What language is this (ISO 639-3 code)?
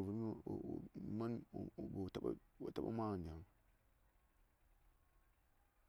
say